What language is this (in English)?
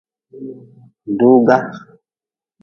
Nawdm